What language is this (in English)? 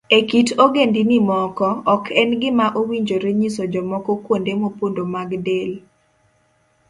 Luo (Kenya and Tanzania)